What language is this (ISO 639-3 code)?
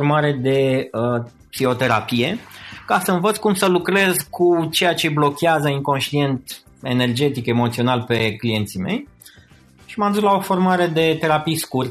ron